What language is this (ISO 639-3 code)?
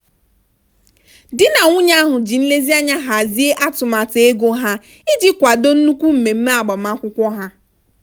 ibo